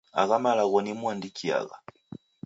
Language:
Taita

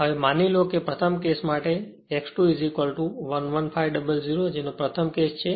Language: Gujarati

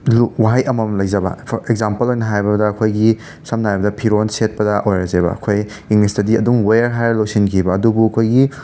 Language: Manipuri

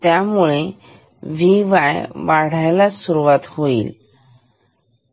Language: Marathi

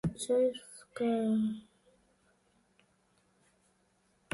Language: Galician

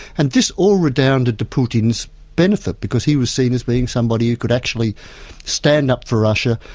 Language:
English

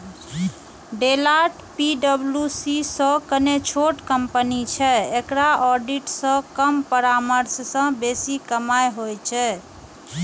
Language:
Maithili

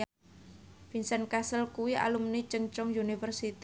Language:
Javanese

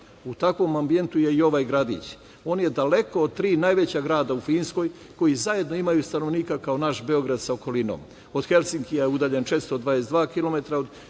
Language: Serbian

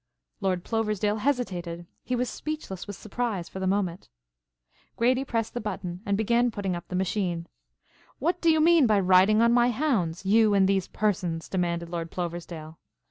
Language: English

